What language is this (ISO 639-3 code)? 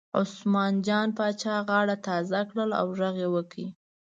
pus